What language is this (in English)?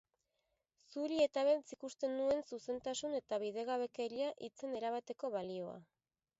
Basque